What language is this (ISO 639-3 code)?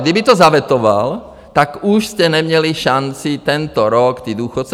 ces